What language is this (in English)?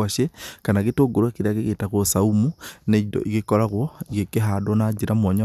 Kikuyu